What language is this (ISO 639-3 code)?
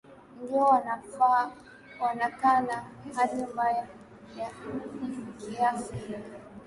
swa